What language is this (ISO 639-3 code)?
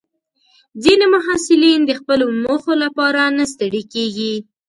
pus